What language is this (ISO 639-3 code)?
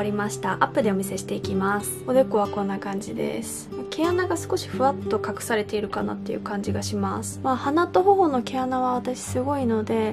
jpn